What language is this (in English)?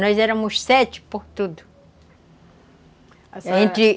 Portuguese